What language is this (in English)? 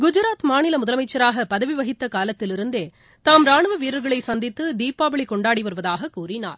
Tamil